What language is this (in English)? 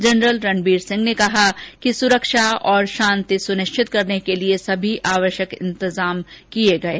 Hindi